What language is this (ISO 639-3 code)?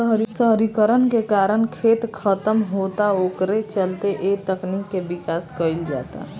bho